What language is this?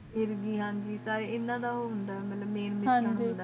Punjabi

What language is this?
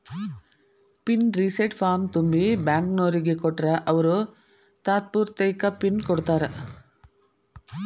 Kannada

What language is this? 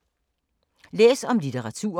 Danish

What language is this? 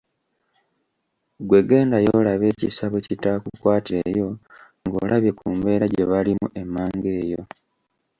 Ganda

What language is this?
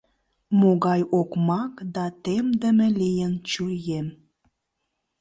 Mari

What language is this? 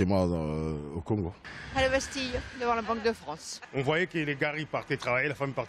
French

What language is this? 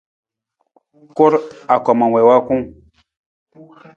Nawdm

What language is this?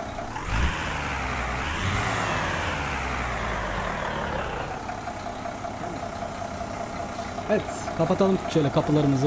Turkish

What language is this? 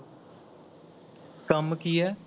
Punjabi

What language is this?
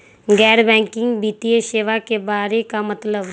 Magahi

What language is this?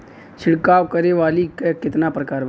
Bhojpuri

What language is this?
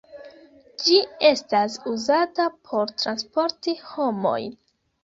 Esperanto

